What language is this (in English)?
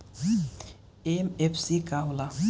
Bhojpuri